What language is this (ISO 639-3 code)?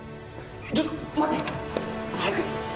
jpn